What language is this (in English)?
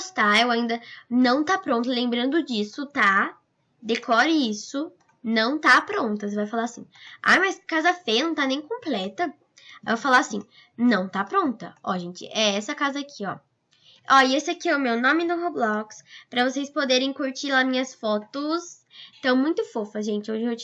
Portuguese